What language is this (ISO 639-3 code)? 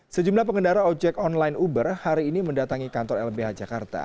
ind